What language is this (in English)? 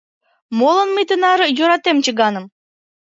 Mari